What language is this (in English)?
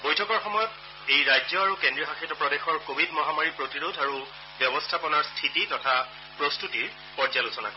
Assamese